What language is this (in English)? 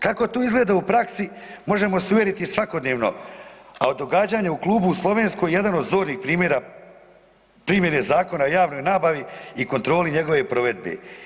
Croatian